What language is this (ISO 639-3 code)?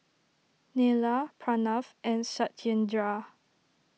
eng